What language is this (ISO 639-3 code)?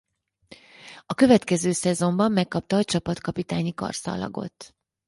hun